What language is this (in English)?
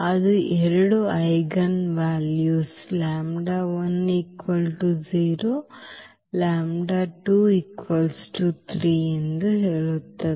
Kannada